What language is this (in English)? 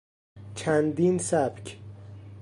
Persian